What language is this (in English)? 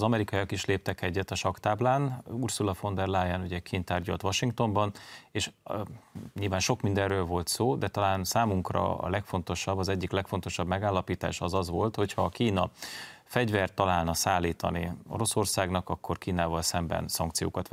Hungarian